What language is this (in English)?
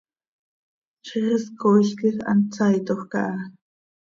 Seri